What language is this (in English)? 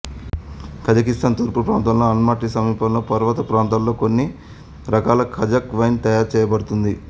Telugu